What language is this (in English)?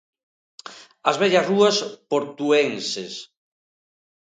Galician